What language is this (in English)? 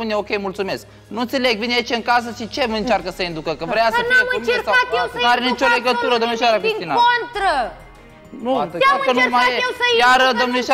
Romanian